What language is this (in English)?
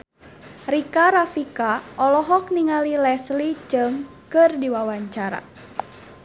Sundanese